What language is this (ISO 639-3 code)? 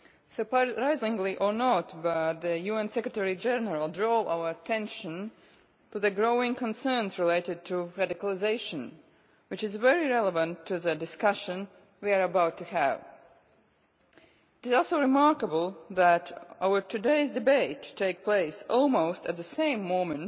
eng